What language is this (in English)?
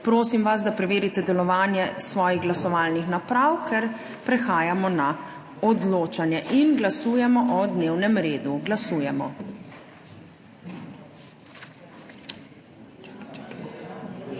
Slovenian